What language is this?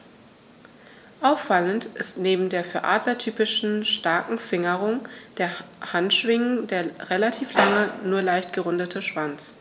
German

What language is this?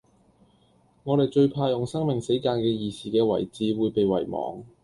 Cantonese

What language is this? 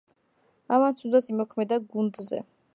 Georgian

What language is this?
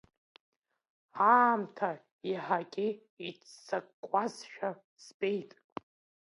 Abkhazian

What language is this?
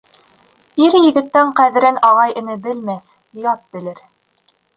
Bashkir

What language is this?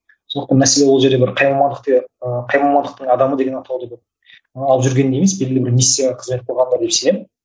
Kazakh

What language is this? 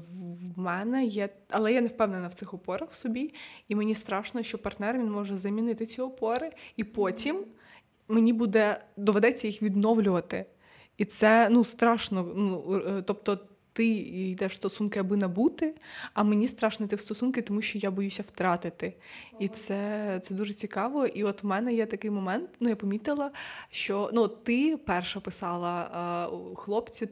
Ukrainian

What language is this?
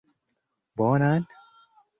Esperanto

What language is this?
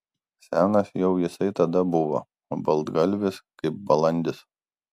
Lithuanian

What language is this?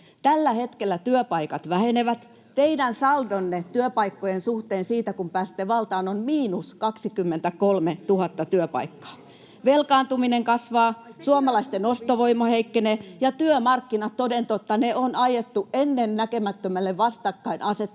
Finnish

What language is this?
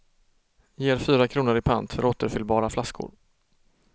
Swedish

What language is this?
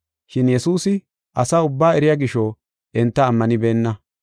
Gofa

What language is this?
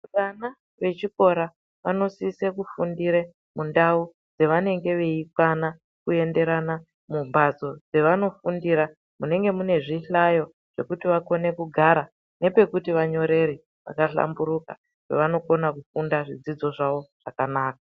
Ndau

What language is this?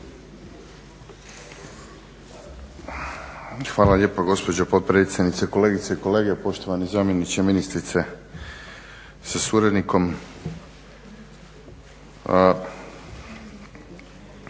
Croatian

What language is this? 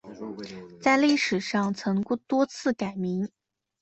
Chinese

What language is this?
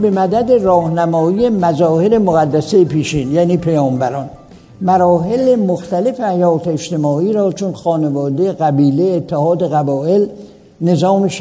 Persian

